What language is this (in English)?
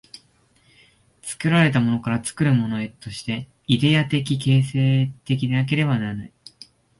Japanese